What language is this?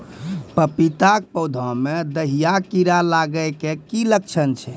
Maithili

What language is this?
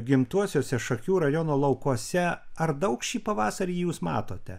Lithuanian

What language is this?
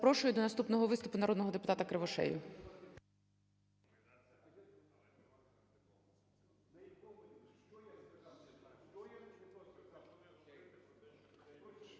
Ukrainian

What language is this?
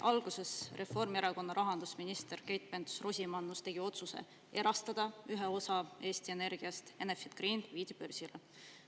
Estonian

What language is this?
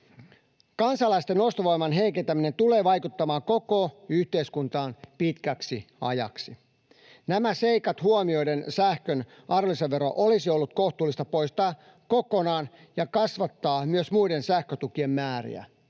Finnish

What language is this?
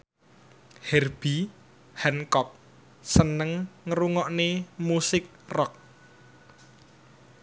Javanese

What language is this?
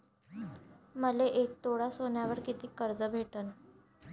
Marathi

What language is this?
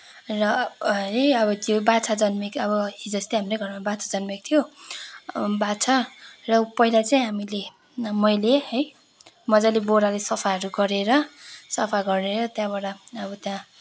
Nepali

